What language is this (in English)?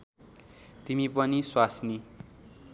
Nepali